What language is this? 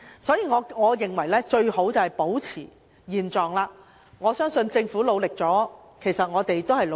Cantonese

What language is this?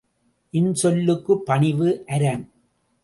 Tamil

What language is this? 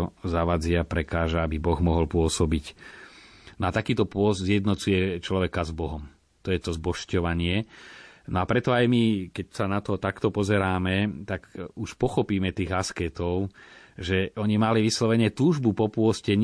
Slovak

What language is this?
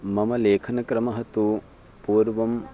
Sanskrit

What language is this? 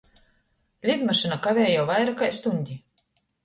Latgalian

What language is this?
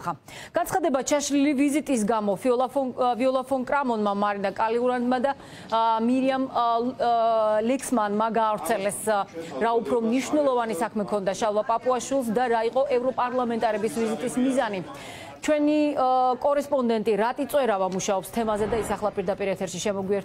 Romanian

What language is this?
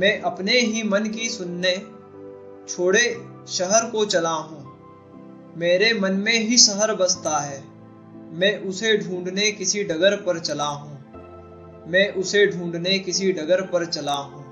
Hindi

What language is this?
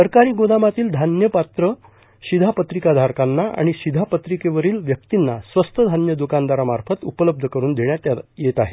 Marathi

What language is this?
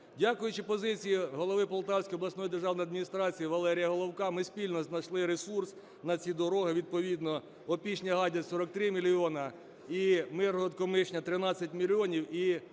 Ukrainian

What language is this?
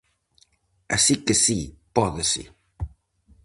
Galician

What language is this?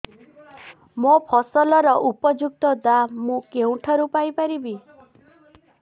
Odia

